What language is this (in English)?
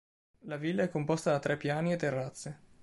Italian